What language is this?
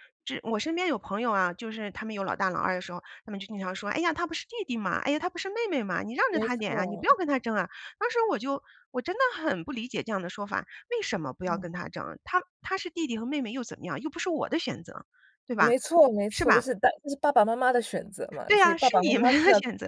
Chinese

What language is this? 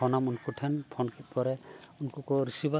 Santali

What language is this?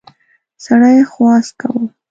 Pashto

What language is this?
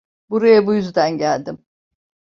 Turkish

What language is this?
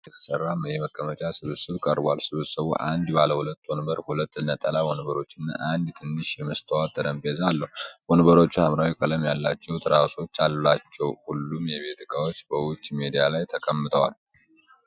Amharic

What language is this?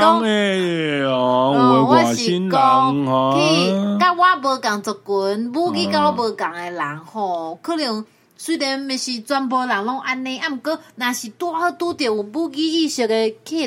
Chinese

